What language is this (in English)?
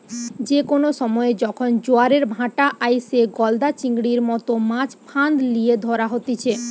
Bangla